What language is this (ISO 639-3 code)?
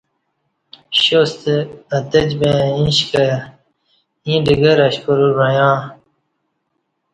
bsh